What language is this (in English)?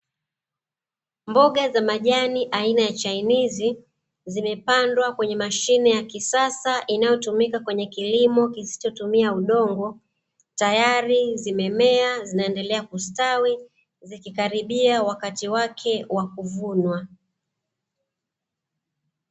Swahili